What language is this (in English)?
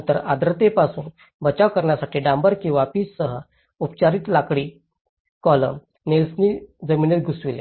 Marathi